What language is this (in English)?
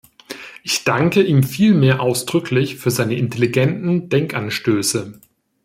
German